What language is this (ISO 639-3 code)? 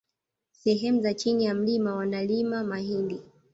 swa